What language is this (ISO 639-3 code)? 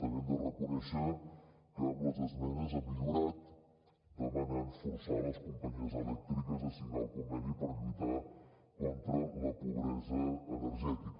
cat